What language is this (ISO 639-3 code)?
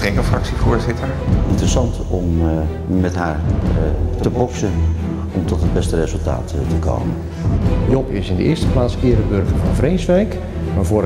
nld